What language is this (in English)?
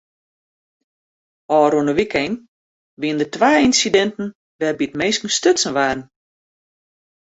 Western Frisian